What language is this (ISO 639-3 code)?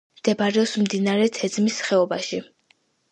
kat